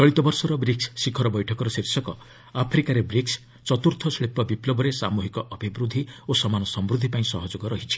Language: Odia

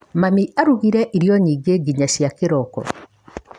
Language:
Kikuyu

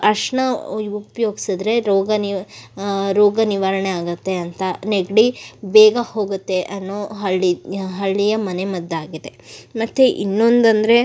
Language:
Kannada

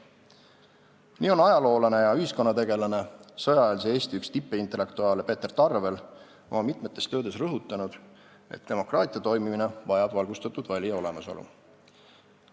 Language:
Estonian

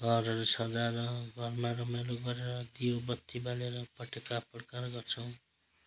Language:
Nepali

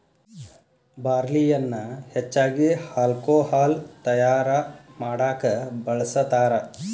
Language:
Kannada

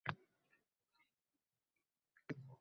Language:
Uzbek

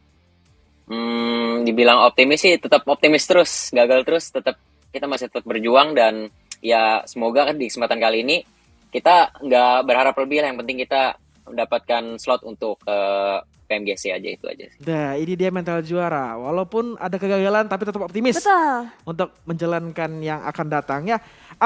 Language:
Indonesian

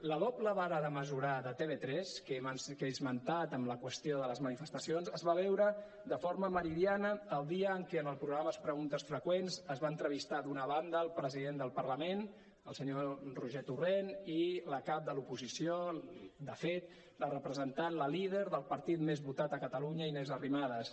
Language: Catalan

